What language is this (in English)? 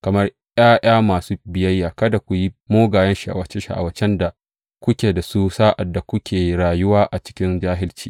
Hausa